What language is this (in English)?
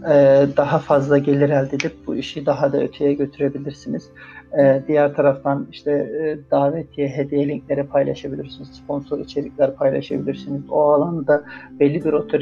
Turkish